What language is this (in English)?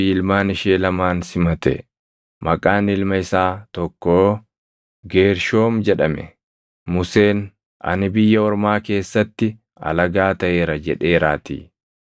Oromo